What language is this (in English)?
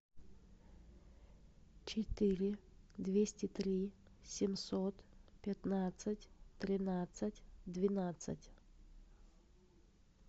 Russian